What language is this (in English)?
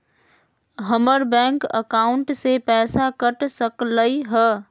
Magahi